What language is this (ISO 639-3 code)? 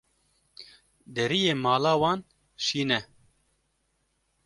kur